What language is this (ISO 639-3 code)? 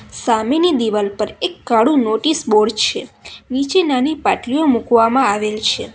guj